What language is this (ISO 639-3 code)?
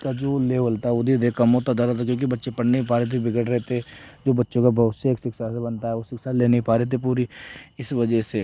hin